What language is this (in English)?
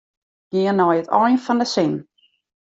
Western Frisian